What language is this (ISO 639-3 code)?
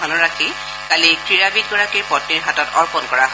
asm